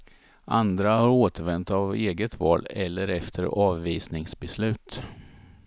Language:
Swedish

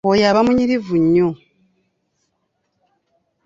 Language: Ganda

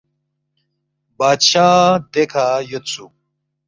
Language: Balti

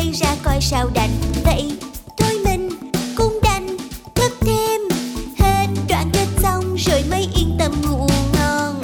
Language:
Vietnamese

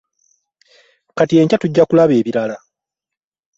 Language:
Ganda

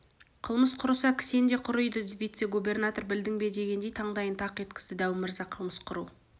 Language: Kazakh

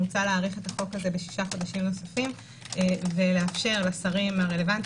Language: Hebrew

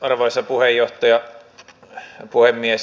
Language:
Finnish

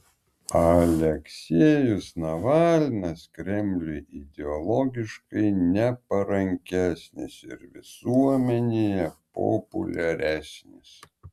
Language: Lithuanian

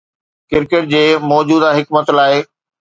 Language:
Sindhi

